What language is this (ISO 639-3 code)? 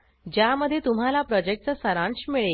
mar